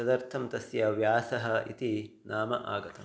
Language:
Sanskrit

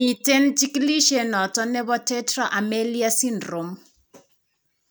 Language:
Kalenjin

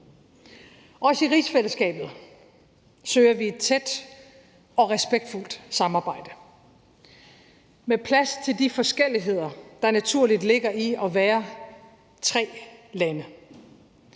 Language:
Danish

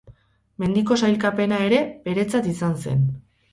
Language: Basque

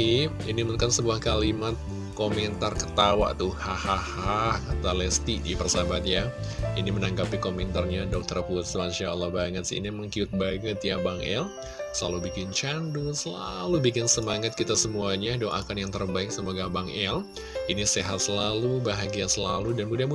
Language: Indonesian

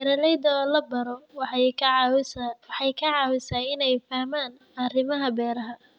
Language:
Somali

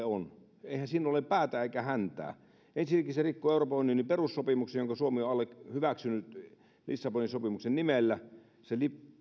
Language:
Finnish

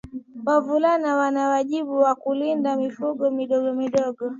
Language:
Swahili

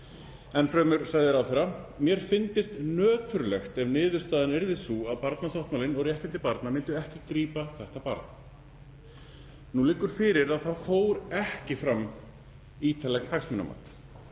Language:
Icelandic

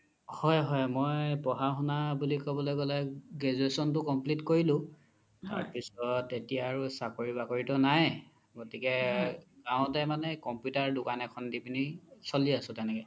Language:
Assamese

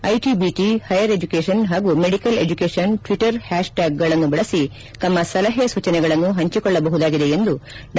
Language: Kannada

